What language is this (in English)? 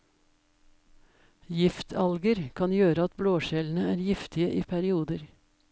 Norwegian